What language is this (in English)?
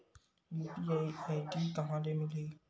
Chhattisgarhi